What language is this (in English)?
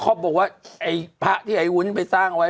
Thai